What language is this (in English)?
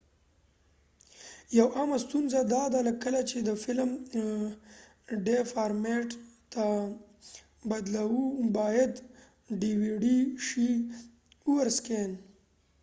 Pashto